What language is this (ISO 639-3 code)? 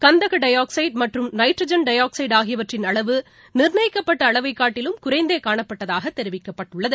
tam